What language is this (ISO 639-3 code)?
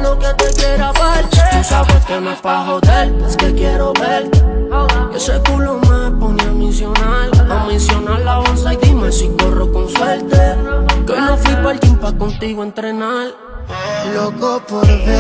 ron